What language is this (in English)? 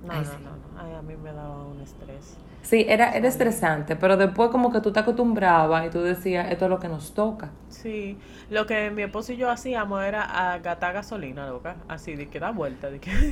Spanish